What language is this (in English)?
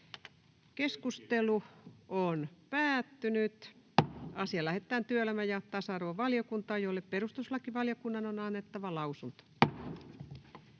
Finnish